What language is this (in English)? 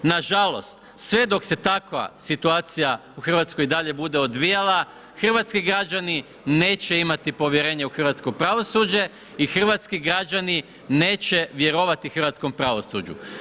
Croatian